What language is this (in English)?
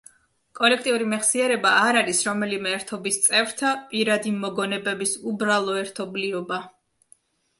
Georgian